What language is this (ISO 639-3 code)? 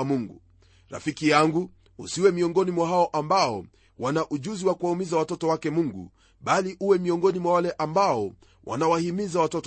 swa